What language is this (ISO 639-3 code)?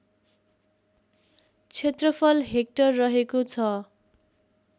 nep